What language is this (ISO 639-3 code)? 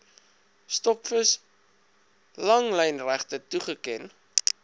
afr